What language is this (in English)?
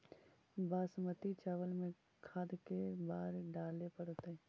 Magahi